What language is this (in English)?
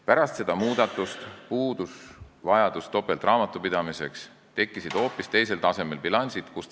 Estonian